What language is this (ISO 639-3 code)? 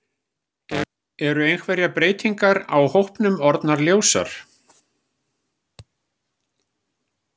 isl